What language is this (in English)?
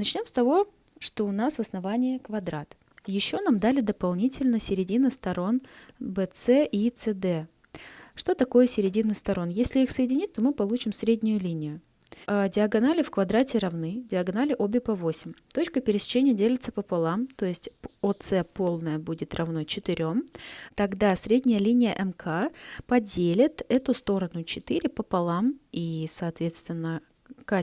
Russian